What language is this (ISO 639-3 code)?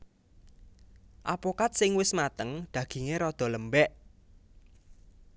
jav